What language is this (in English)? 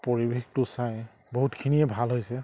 Assamese